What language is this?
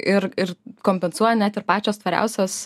Lithuanian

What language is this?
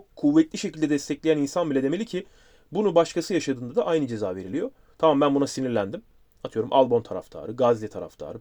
Turkish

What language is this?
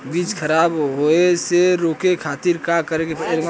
Bhojpuri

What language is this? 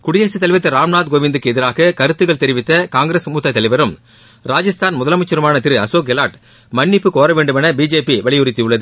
Tamil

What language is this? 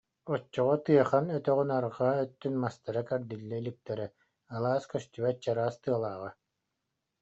Yakut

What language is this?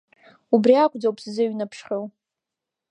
Abkhazian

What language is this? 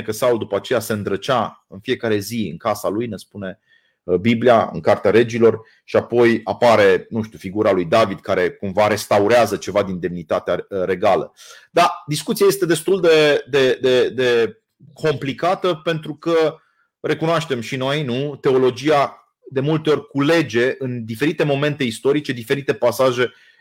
Romanian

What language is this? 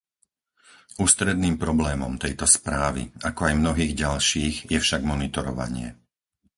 Slovak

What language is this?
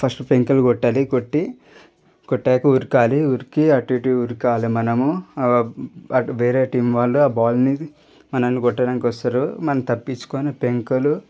Telugu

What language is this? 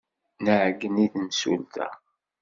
Kabyle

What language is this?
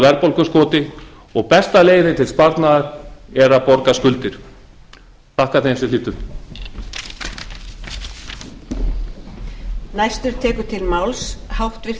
Icelandic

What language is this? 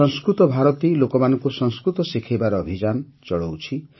Odia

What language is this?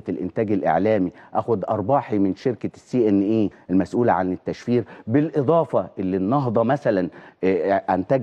Arabic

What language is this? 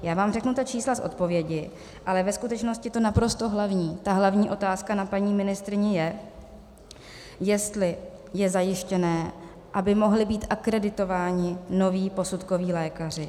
Czech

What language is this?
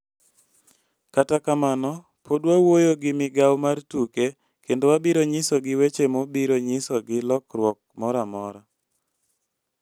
Luo (Kenya and Tanzania)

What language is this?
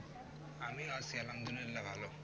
Bangla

